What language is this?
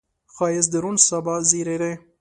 Pashto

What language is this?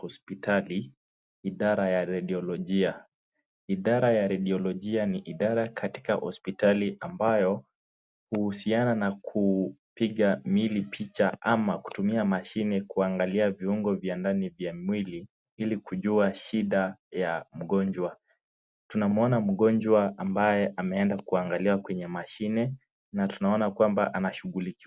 Swahili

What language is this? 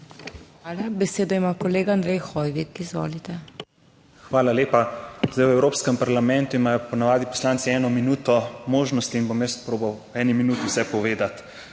Slovenian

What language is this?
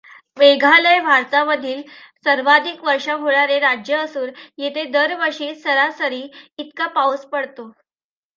Marathi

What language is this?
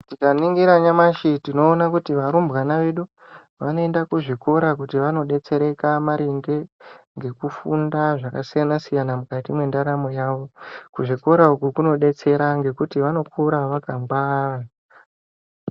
Ndau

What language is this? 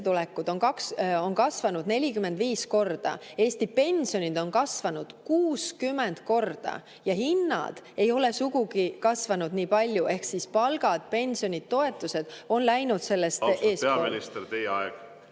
Estonian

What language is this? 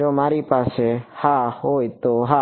Gujarati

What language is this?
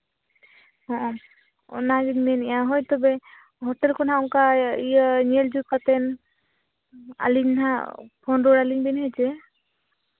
Santali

